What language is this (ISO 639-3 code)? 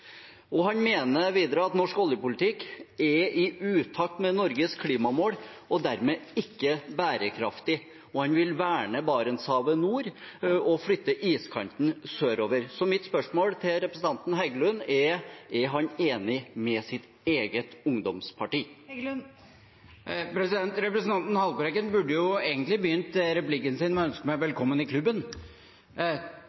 nob